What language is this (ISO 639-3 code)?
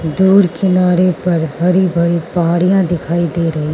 hin